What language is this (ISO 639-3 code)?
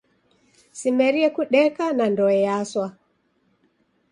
dav